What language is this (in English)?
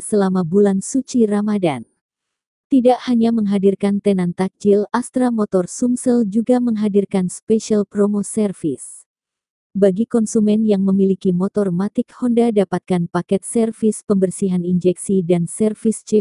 Indonesian